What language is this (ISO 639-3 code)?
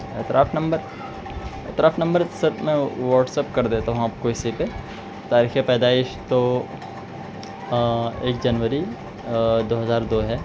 urd